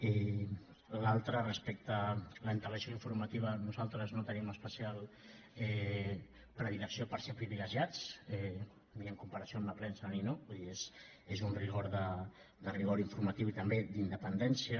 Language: Catalan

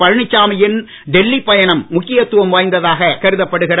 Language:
Tamil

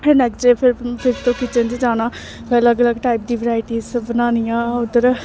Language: Dogri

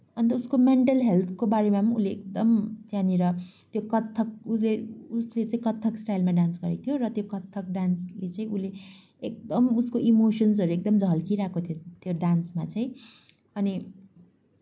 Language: Nepali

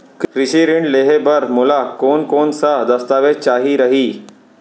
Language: Chhattisgarhi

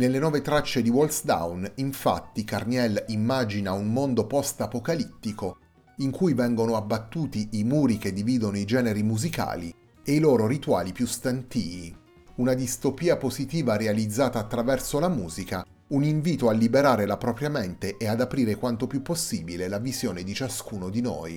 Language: Italian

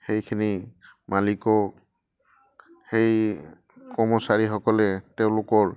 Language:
Assamese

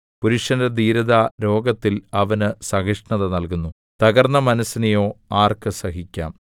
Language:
Malayalam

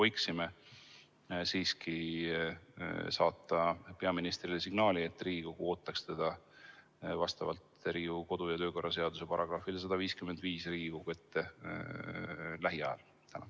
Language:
Estonian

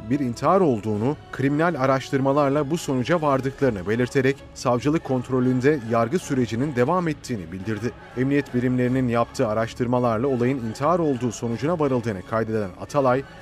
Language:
Turkish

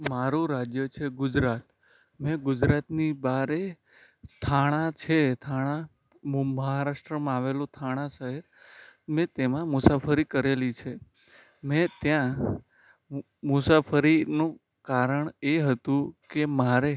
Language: Gujarati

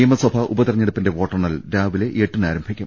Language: Malayalam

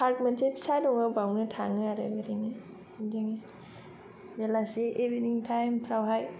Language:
Bodo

